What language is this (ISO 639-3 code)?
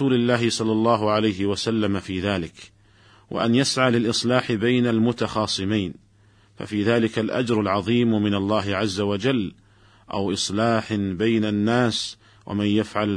ara